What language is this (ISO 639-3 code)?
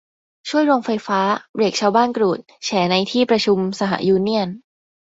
tha